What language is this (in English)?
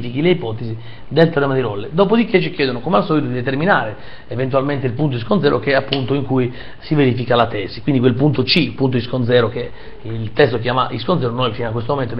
Italian